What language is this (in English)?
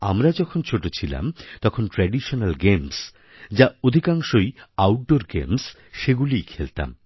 Bangla